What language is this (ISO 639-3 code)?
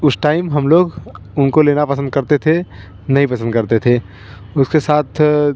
hin